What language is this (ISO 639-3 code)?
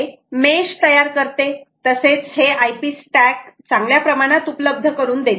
mar